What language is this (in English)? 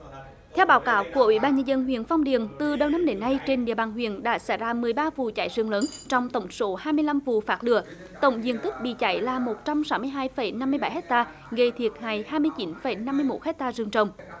Vietnamese